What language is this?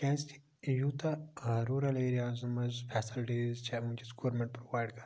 Kashmiri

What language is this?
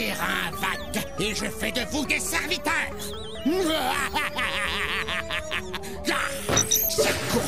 French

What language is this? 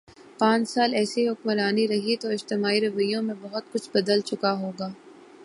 Urdu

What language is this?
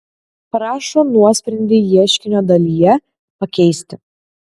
Lithuanian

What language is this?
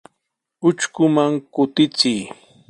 Sihuas Ancash Quechua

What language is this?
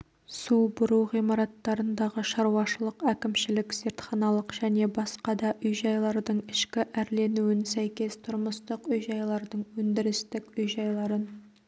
Kazakh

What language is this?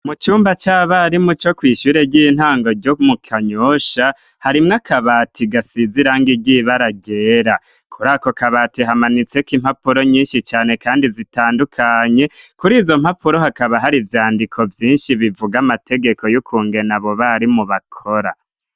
Rundi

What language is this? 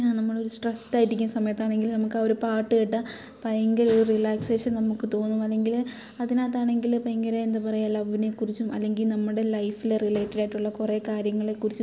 Malayalam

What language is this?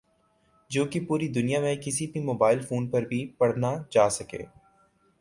Urdu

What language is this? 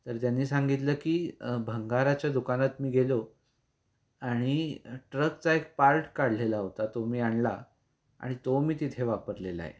Marathi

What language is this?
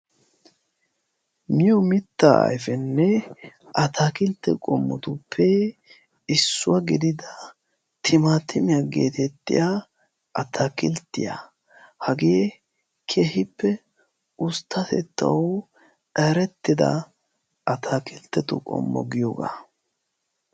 Wolaytta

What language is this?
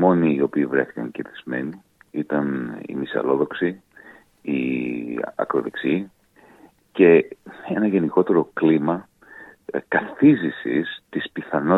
Greek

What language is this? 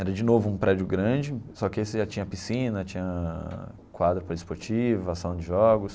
Portuguese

